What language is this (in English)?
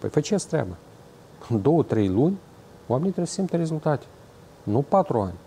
Romanian